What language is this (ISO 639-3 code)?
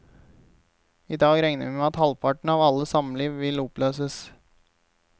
nor